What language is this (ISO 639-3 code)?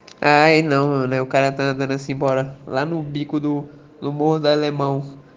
rus